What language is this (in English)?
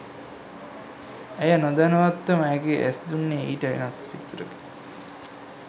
Sinhala